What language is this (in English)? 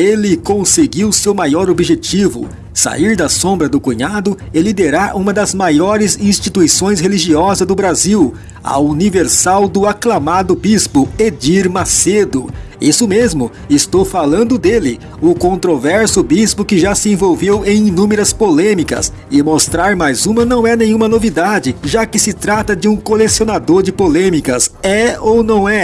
Portuguese